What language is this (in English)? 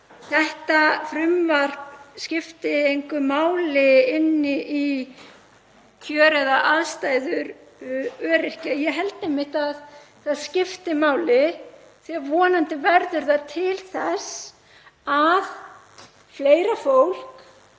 Icelandic